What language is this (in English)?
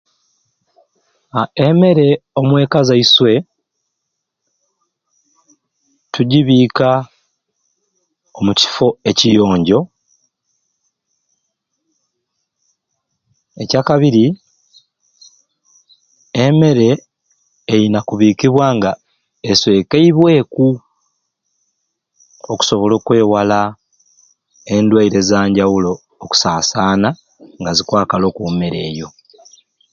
Ruuli